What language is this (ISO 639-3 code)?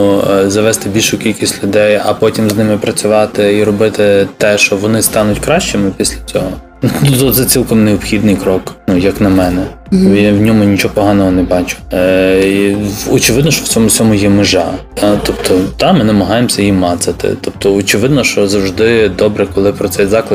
ukr